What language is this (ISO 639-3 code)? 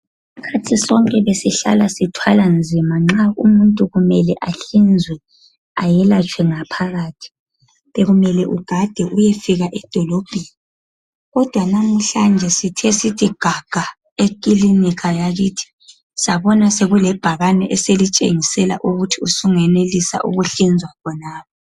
nde